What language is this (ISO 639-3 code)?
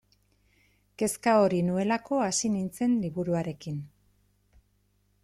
eus